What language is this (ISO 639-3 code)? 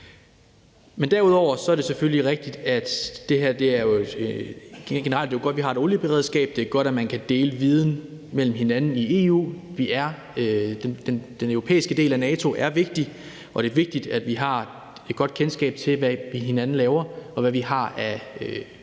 dan